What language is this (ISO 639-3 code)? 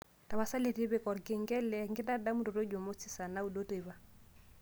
mas